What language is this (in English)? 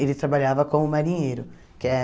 Portuguese